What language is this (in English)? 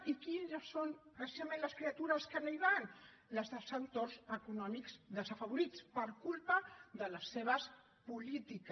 Catalan